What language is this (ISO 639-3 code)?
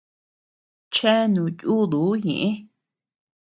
cux